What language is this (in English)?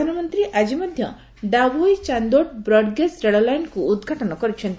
Odia